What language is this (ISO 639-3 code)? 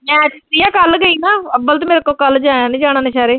pan